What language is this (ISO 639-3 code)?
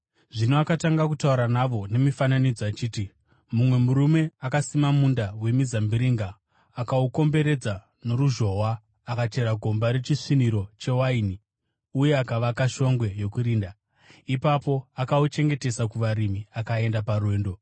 sna